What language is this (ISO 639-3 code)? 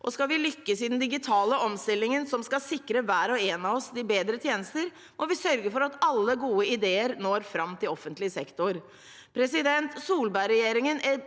nor